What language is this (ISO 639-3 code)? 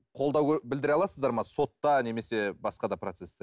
kaz